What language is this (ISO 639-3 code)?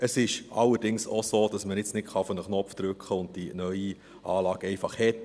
gsw